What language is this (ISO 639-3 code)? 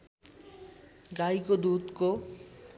nep